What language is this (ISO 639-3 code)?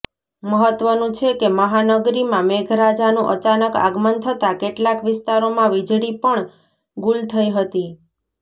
guj